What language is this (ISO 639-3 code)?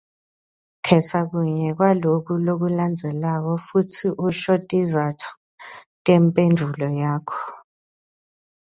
ssw